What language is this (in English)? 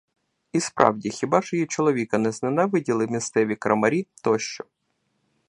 Ukrainian